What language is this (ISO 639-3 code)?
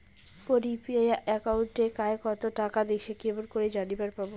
ben